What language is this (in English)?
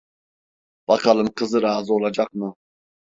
Turkish